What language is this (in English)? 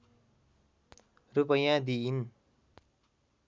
Nepali